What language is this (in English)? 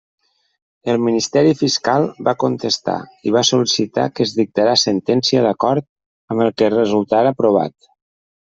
Catalan